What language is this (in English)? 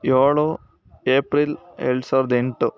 Kannada